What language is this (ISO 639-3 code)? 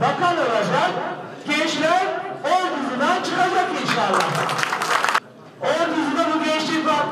tur